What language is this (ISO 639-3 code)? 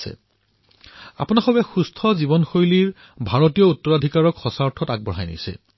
asm